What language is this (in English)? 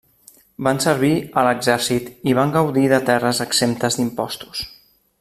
Catalan